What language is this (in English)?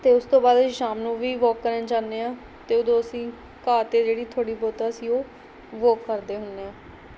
Punjabi